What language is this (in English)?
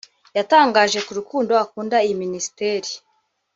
Kinyarwanda